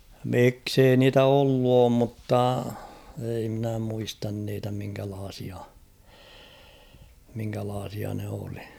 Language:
Finnish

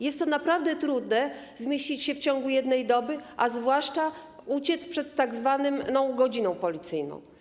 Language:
Polish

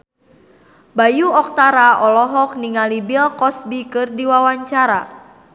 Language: Sundanese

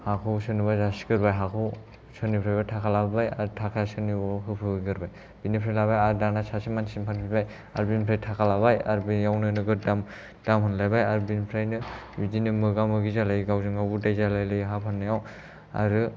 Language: Bodo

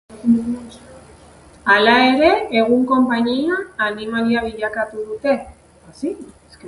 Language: Basque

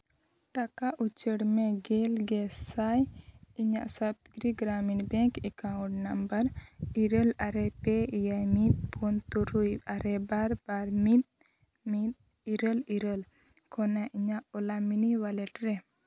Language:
Santali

